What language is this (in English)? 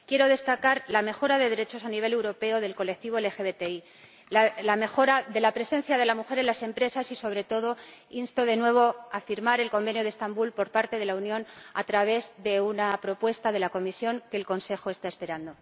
Spanish